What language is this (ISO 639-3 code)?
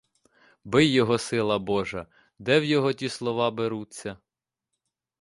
ukr